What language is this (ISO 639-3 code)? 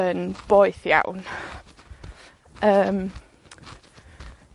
cym